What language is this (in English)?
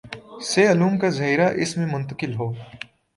Urdu